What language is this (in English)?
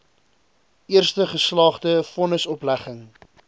Afrikaans